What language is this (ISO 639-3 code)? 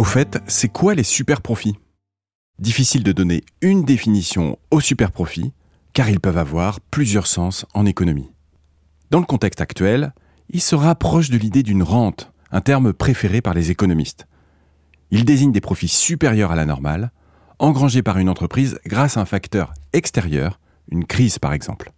fra